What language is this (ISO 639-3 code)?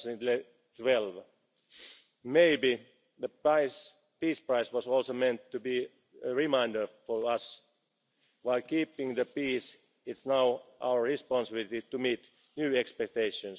eng